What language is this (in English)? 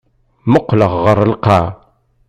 Kabyle